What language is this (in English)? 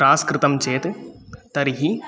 Sanskrit